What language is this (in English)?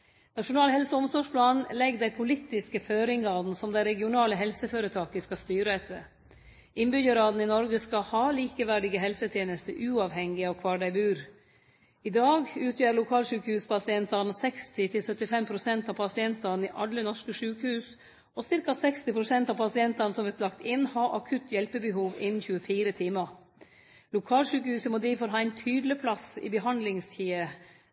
Norwegian Nynorsk